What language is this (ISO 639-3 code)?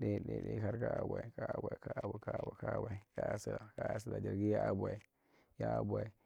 mrt